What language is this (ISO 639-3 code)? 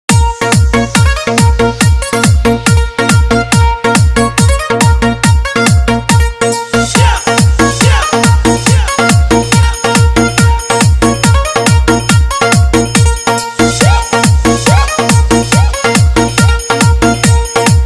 vie